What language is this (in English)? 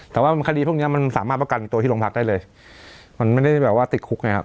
Thai